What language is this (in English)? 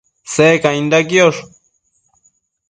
Matsés